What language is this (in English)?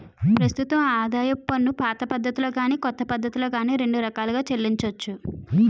Telugu